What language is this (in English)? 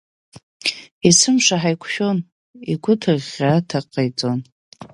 Abkhazian